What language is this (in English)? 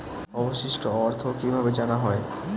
Bangla